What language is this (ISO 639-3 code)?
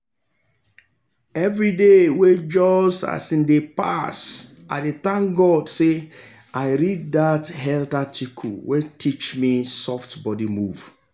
pcm